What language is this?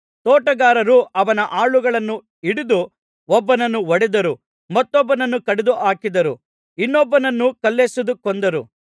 Kannada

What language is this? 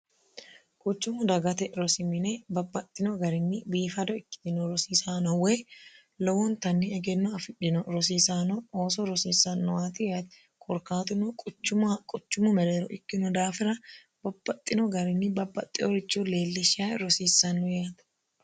Sidamo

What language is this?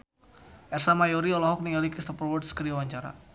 Sundanese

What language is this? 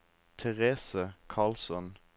Norwegian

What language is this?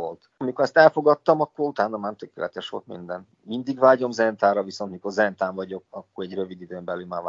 Hungarian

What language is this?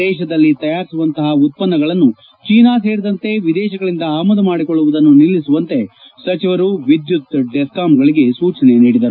Kannada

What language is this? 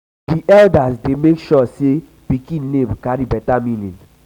Nigerian Pidgin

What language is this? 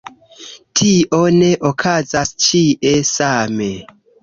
Esperanto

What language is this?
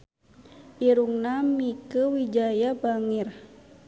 Sundanese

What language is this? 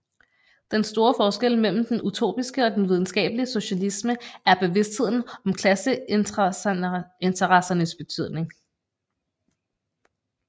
Danish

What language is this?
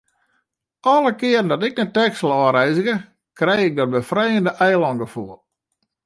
Western Frisian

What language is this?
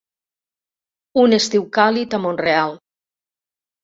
Catalan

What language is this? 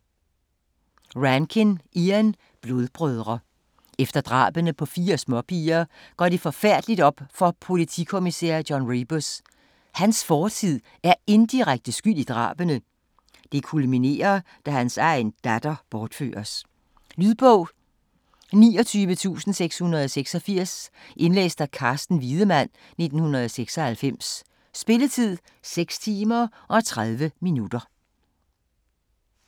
Danish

